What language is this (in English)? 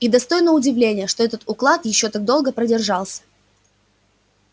Russian